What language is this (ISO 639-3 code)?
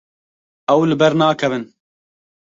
kur